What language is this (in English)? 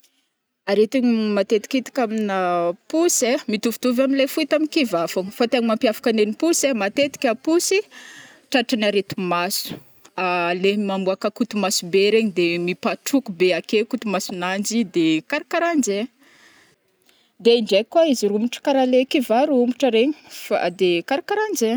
Northern Betsimisaraka Malagasy